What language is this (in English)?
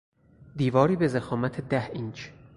Persian